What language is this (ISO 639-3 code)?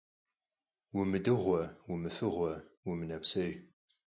kbd